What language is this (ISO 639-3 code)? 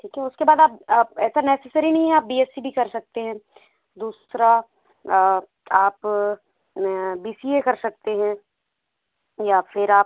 hin